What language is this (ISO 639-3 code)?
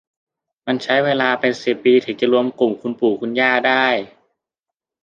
tha